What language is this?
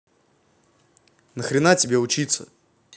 Russian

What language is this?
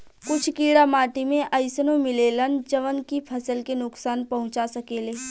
Bhojpuri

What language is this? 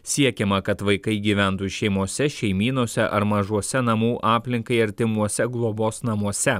Lithuanian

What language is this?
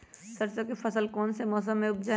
Magahi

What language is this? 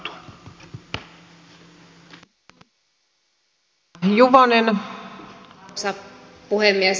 Finnish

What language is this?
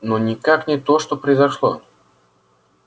Russian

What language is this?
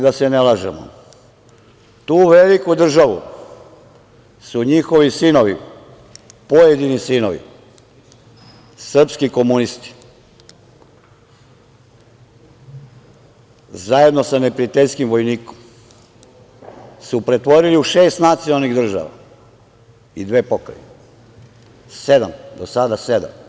Serbian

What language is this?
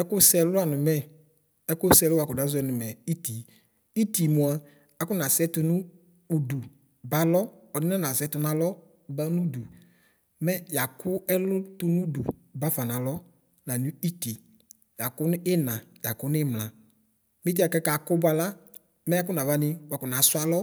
Ikposo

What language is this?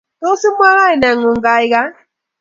Kalenjin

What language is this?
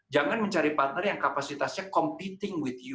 Indonesian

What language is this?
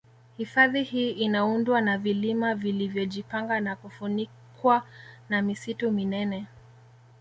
Swahili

